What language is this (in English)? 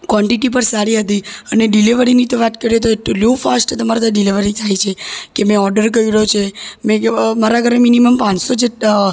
Gujarati